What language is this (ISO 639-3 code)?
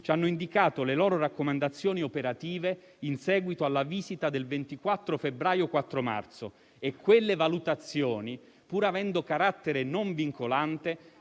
ita